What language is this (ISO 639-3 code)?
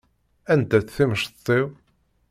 kab